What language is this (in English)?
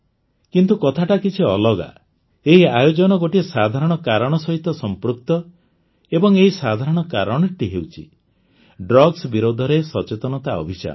Odia